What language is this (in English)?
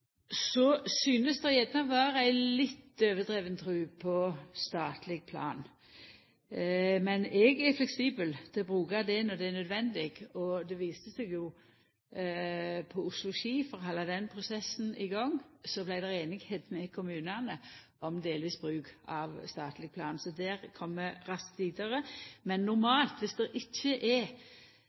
Norwegian Nynorsk